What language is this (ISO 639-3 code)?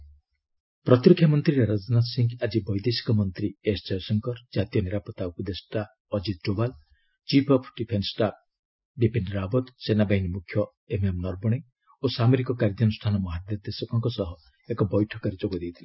ori